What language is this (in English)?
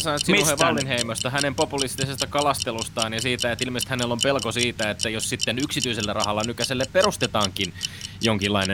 Finnish